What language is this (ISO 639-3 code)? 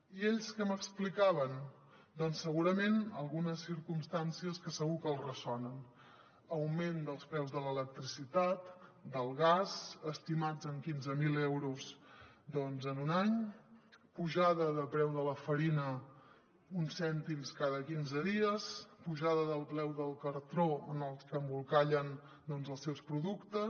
cat